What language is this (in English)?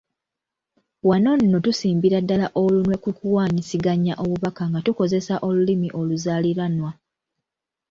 Ganda